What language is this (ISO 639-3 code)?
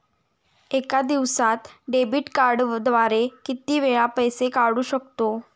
mar